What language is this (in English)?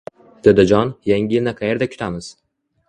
Uzbek